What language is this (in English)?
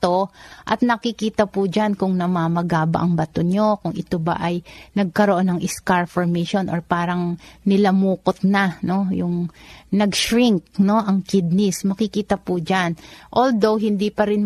Filipino